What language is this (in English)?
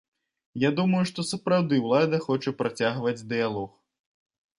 Belarusian